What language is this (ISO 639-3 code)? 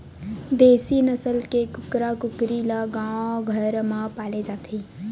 hne